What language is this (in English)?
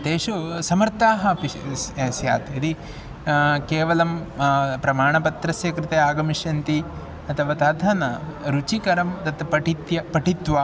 Sanskrit